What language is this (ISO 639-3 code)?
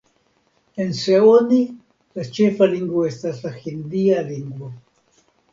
epo